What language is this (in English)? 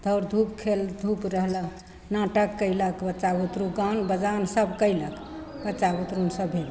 Maithili